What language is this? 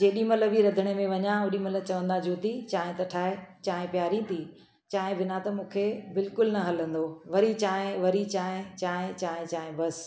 Sindhi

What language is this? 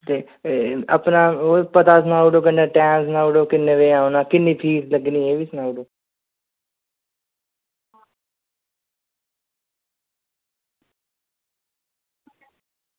Dogri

